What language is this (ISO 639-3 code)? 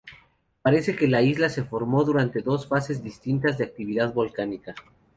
spa